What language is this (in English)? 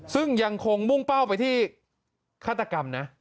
Thai